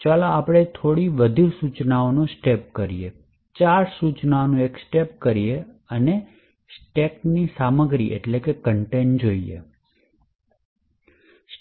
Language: Gujarati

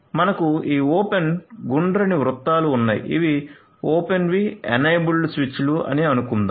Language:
Telugu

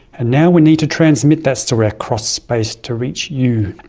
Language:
English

